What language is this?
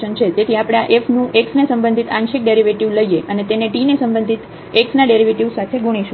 Gujarati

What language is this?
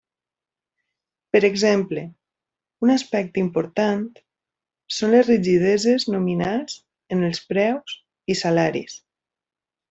Catalan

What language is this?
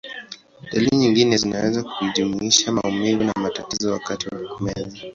Swahili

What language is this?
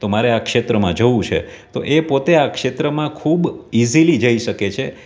Gujarati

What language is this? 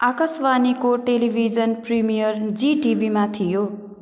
Nepali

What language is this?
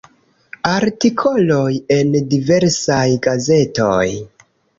Esperanto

